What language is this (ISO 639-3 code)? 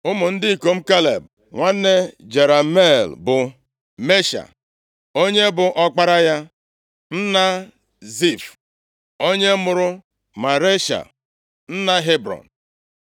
ibo